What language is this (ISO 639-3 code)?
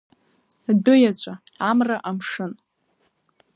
abk